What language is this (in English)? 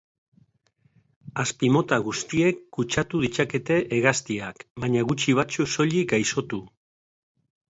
Basque